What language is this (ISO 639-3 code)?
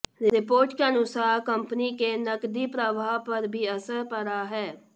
hin